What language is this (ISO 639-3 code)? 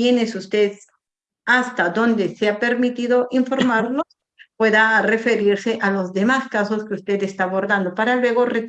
spa